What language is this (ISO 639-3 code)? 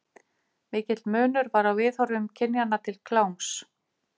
isl